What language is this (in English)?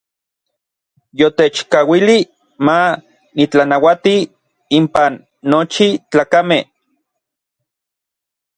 Orizaba Nahuatl